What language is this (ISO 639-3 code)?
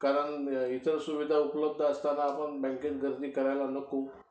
mar